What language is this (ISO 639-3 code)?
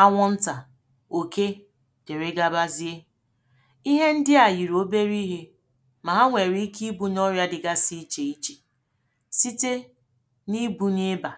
ibo